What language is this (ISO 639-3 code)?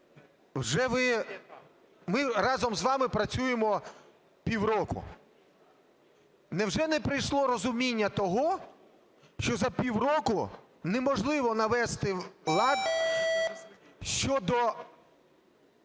ukr